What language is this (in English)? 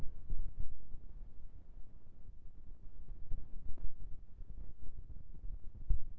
Chhattisgarhi